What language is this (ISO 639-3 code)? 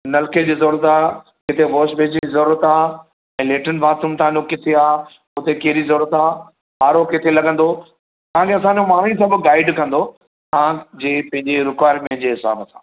snd